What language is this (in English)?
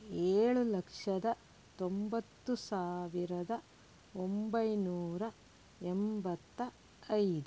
Kannada